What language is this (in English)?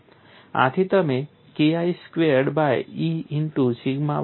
Gujarati